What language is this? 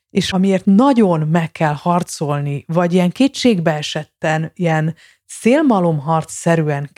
Hungarian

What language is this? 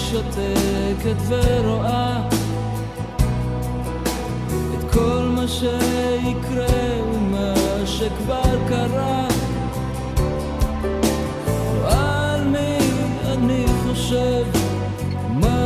Hebrew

